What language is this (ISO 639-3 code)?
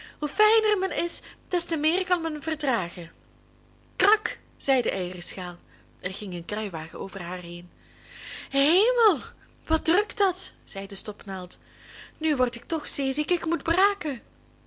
nld